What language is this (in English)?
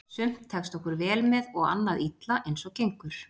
Icelandic